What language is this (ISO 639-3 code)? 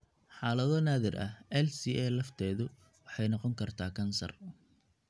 som